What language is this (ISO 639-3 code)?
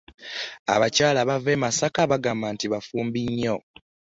lug